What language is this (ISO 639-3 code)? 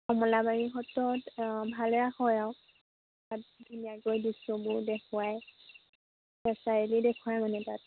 asm